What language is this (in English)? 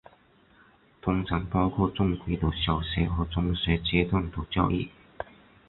Chinese